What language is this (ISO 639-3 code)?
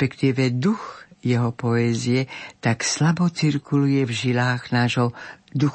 slk